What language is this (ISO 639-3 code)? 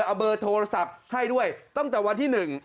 tha